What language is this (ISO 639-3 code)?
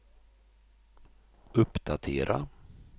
swe